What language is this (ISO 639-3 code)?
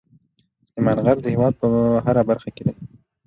pus